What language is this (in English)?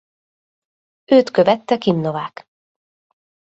Hungarian